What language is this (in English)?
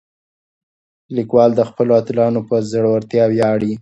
Pashto